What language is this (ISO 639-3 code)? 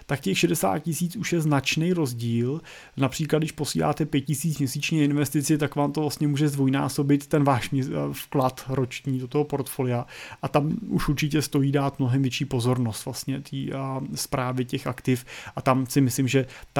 ces